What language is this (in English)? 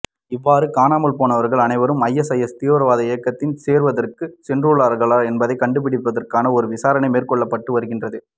Tamil